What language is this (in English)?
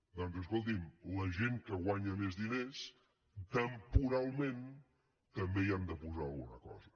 Catalan